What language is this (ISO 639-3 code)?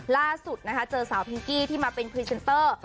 tha